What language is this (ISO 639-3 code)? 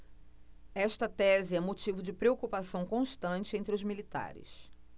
por